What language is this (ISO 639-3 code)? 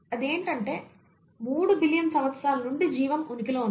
tel